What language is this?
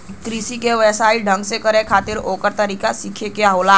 Bhojpuri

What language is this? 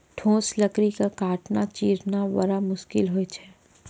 Maithili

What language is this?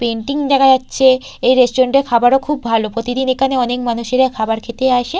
Bangla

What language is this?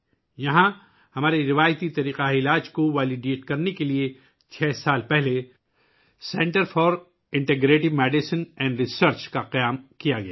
Urdu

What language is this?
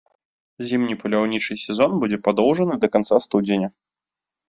Belarusian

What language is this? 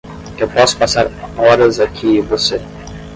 Portuguese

